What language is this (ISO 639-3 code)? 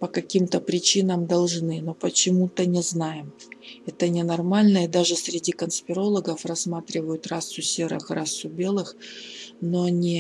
rus